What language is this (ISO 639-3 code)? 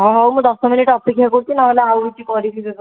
ori